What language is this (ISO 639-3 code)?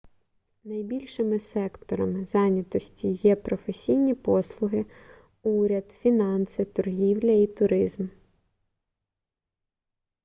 ukr